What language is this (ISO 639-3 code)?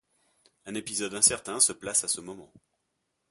fra